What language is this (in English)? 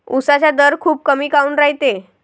Marathi